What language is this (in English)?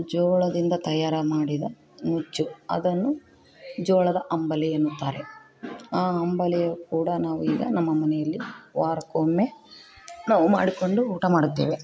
Kannada